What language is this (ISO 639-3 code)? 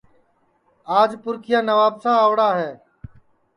ssi